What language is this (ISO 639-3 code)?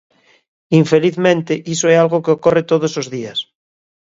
glg